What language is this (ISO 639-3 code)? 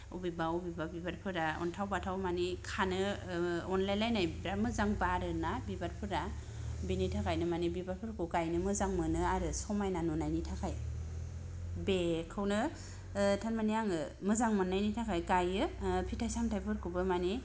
brx